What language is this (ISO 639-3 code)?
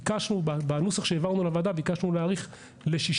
heb